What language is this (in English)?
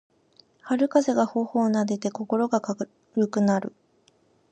Japanese